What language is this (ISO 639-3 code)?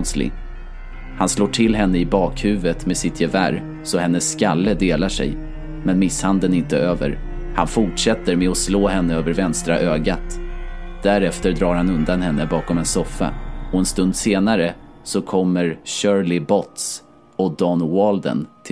swe